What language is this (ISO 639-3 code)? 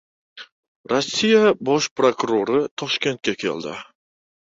uzb